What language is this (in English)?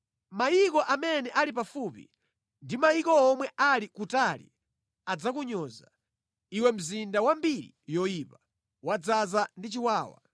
Nyanja